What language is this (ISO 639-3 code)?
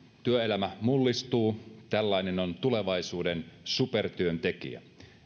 fin